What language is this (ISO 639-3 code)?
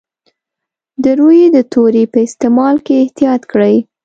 pus